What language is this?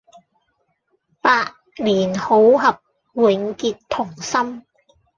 Cantonese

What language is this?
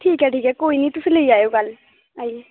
Dogri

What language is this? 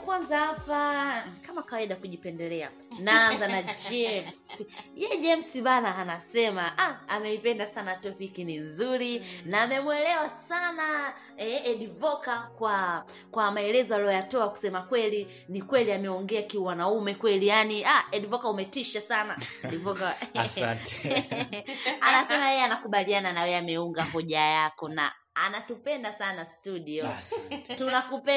Swahili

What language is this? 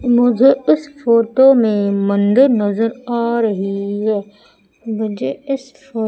Hindi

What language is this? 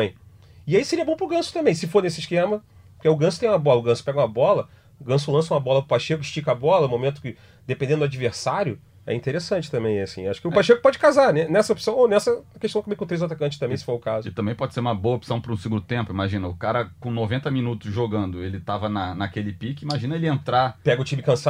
Portuguese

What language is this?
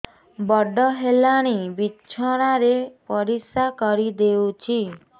Odia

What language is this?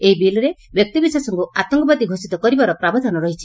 Odia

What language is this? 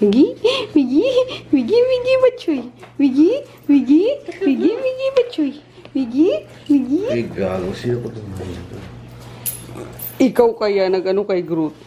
Filipino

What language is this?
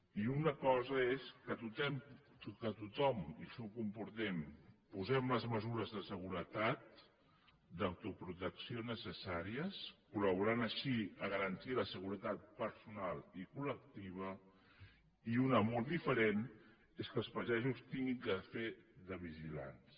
Catalan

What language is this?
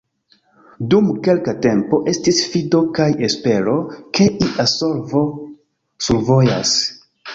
Esperanto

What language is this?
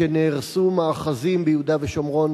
Hebrew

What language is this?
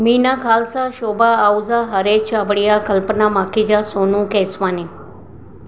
Sindhi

